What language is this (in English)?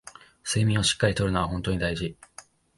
Japanese